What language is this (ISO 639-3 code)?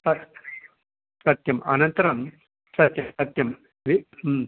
san